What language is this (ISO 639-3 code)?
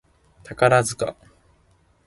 jpn